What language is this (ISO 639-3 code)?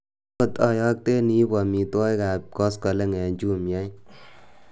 kln